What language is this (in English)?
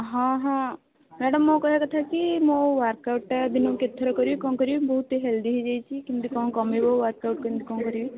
Odia